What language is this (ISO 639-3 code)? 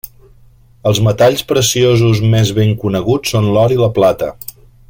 cat